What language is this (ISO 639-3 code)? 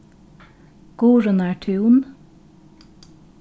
fao